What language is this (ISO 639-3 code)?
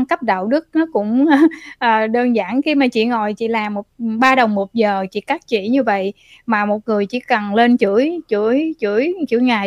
vie